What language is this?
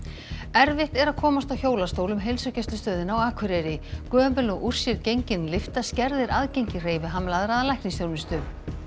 Icelandic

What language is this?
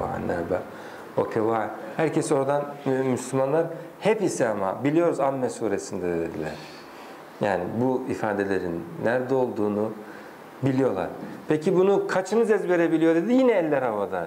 Turkish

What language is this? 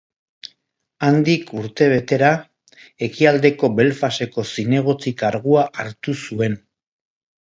Basque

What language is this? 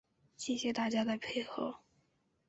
Chinese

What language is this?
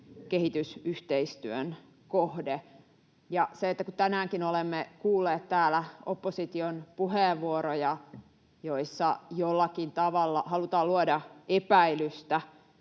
Finnish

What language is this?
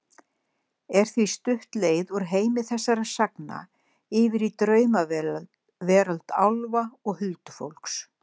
Icelandic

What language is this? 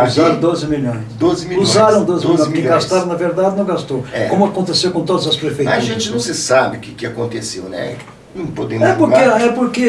Portuguese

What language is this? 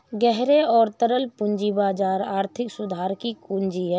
Hindi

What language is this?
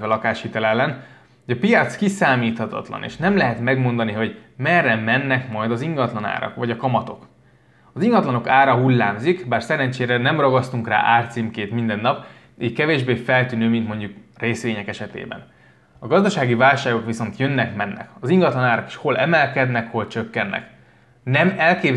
Hungarian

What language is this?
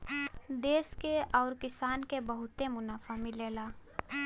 Bhojpuri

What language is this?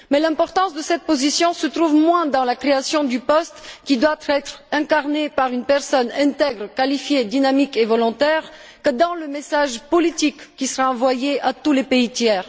French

